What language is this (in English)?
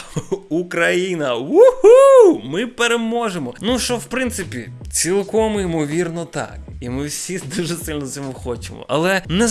Ukrainian